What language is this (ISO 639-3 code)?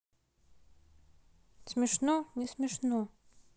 rus